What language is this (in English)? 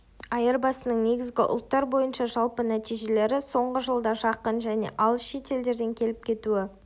Kazakh